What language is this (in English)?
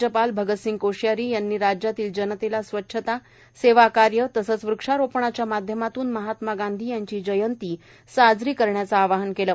Marathi